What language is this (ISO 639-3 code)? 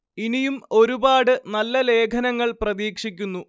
mal